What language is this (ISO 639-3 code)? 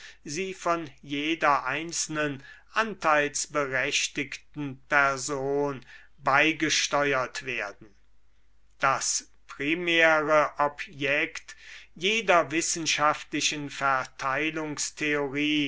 deu